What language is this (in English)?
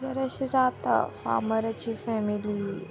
Konkani